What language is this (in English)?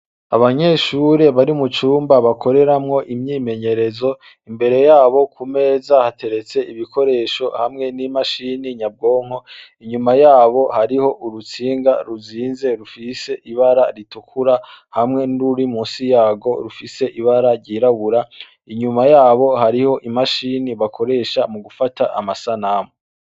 Rundi